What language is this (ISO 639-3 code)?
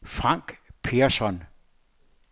dan